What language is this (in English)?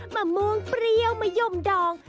Thai